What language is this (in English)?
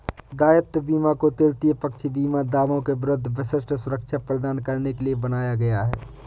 Hindi